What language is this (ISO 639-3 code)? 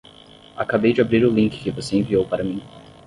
por